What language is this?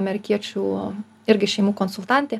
Lithuanian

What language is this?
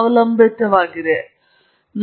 Kannada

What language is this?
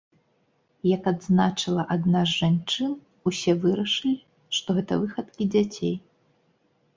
Belarusian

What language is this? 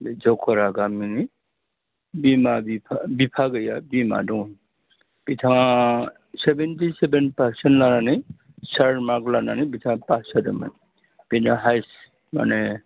Bodo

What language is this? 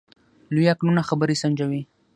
Pashto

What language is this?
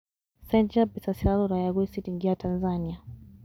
Kikuyu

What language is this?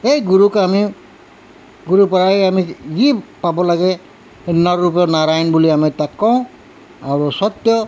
Assamese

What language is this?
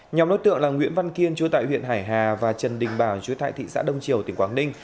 Vietnamese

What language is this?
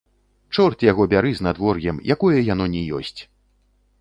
Belarusian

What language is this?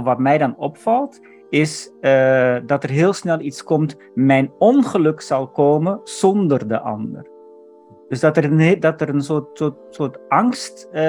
Dutch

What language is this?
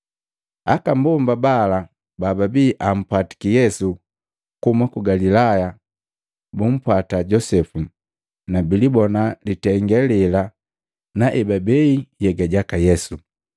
Matengo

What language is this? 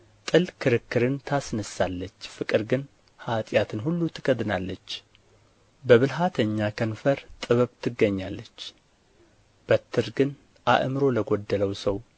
Amharic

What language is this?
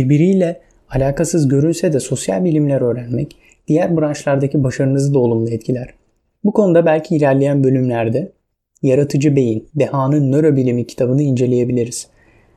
Turkish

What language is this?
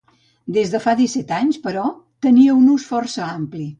Catalan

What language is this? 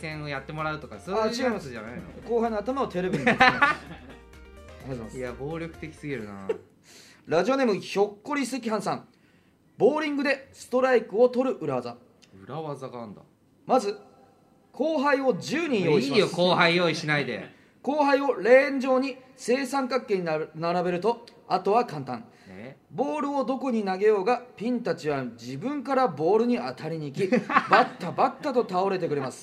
Japanese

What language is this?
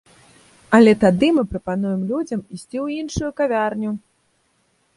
Belarusian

